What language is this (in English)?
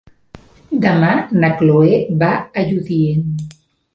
Catalan